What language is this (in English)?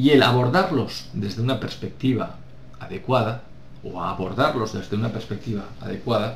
Spanish